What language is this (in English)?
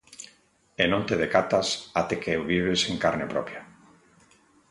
Galician